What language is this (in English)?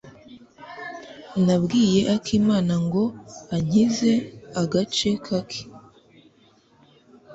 Kinyarwanda